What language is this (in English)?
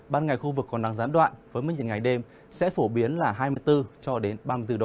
Vietnamese